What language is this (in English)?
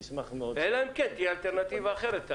Hebrew